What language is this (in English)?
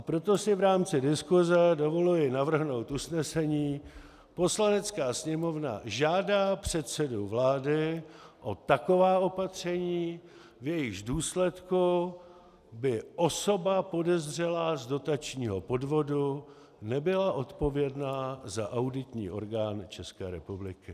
Czech